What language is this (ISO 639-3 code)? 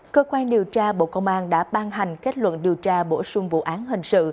vie